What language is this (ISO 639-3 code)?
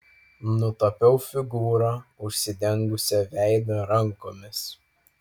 lit